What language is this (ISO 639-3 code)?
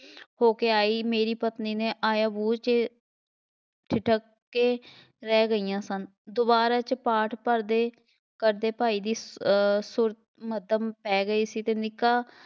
pan